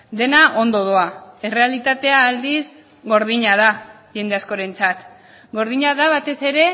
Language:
Basque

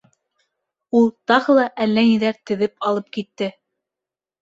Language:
Bashkir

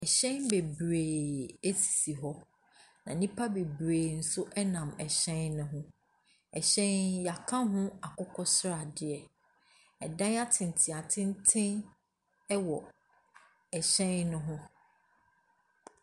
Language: Akan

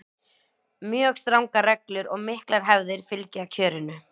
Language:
Icelandic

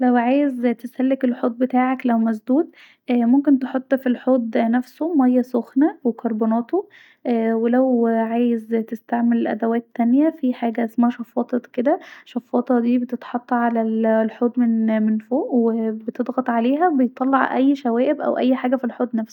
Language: Egyptian Arabic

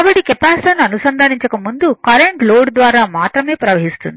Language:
Telugu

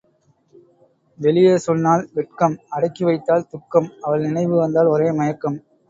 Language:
Tamil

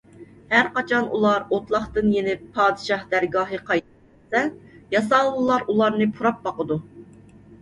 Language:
Uyghur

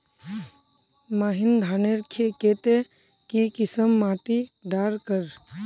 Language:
Magahi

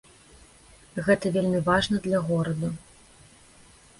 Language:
Belarusian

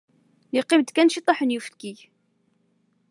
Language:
Kabyle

